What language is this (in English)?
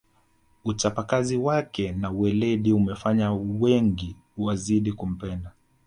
Swahili